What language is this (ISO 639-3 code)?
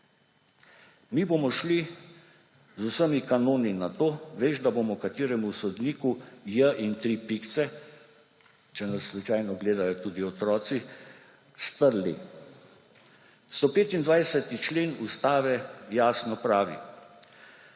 slv